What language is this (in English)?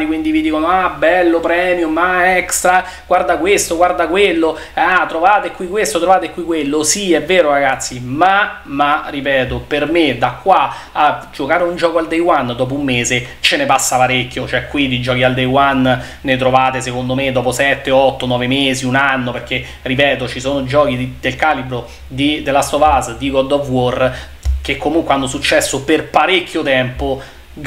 Italian